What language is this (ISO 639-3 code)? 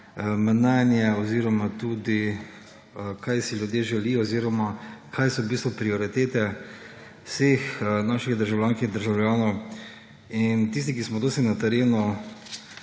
slv